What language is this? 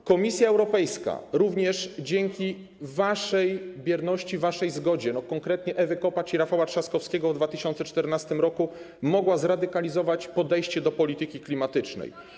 Polish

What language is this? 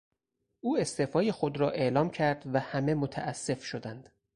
Persian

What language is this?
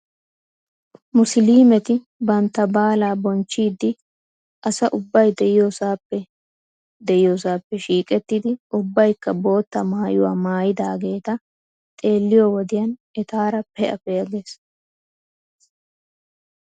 Wolaytta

